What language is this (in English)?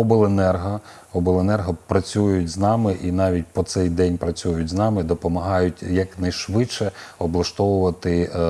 Ukrainian